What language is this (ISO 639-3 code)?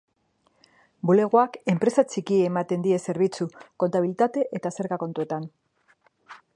eus